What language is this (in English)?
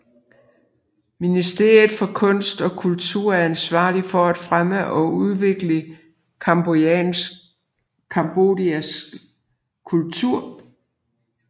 Danish